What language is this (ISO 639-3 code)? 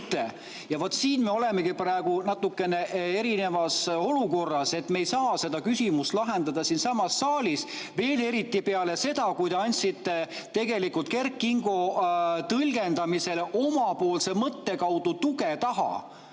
est